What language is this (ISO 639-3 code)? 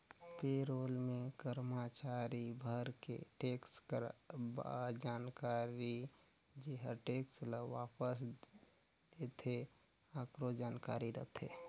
hne